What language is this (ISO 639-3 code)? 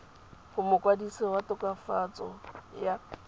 tsn